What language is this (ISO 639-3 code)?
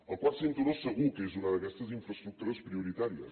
cat